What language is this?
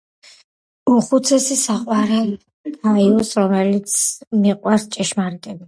Georgian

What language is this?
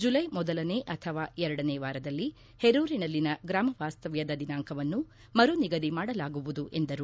Kannada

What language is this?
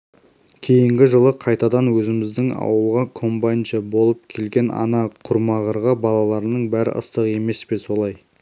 Kazakh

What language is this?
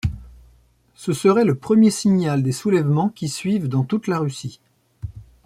French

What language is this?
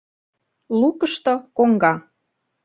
Mari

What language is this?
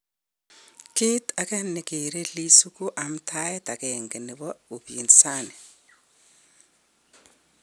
Kalenjin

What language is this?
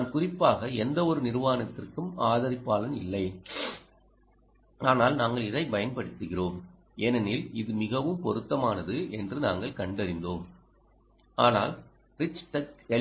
Tamil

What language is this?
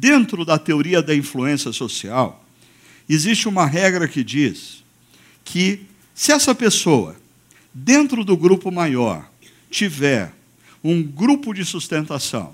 Portuguese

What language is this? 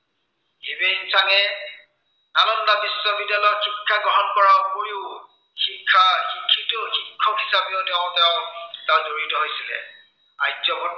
Assamese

